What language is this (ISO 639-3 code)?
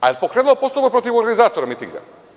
srp